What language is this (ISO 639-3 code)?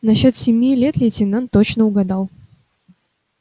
rus